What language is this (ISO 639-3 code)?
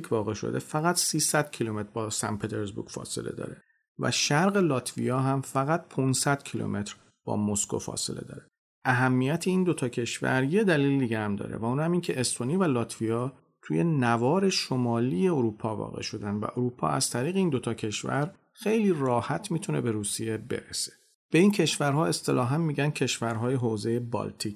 fas